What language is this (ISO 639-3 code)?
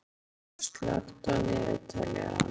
isl